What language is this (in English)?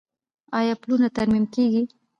Pashto